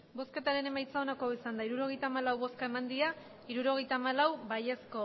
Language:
Basque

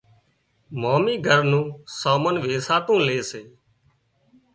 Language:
Wadiyara Koli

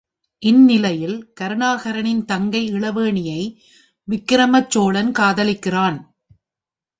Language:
Tamil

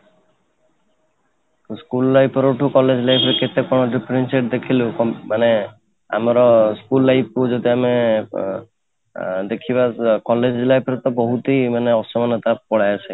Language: Odia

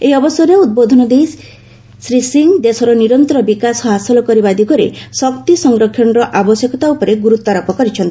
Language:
Odia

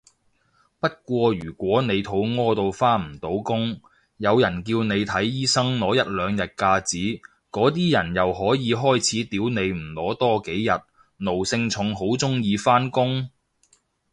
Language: Cantonese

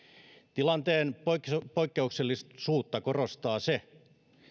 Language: Finnish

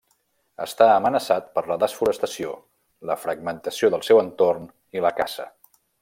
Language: Catalan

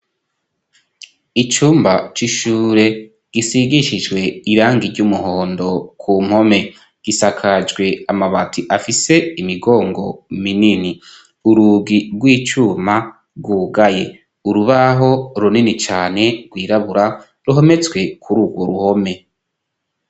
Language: Rundi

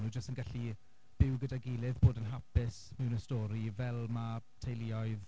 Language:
Welsh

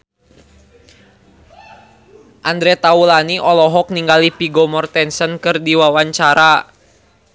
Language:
Sundanese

